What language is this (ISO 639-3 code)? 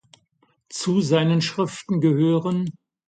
deu